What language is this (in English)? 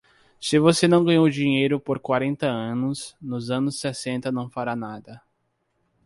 Portuguese